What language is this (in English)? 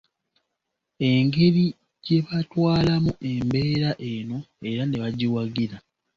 Ganda